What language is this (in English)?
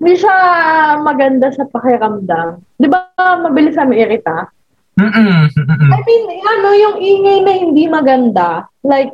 Filipino